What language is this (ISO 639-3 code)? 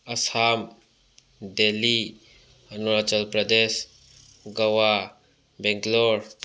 mni